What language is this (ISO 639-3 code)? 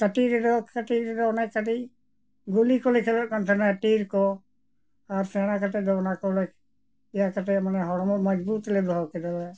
sat